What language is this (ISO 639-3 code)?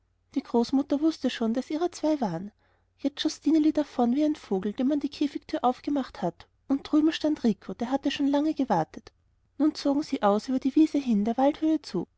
deu